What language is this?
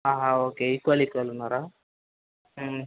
Telugu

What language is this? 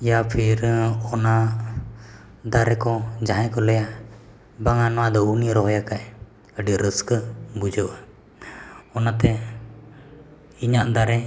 Santali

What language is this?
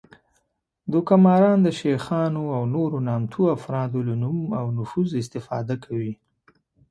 Pashto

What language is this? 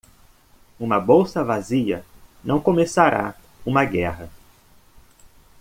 Portuguese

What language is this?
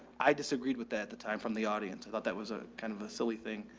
English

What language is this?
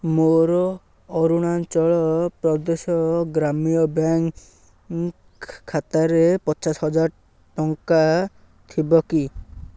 Odia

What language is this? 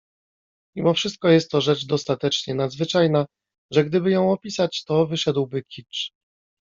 Polish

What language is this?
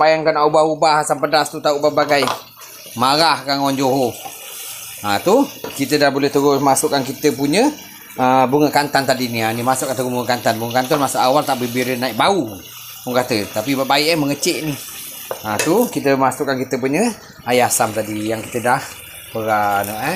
Malay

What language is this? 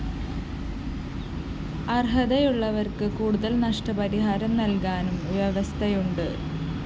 Malayalam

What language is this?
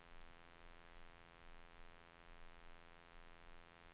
Swedish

